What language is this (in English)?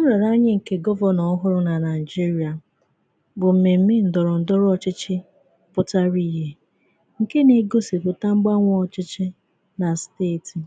Igbo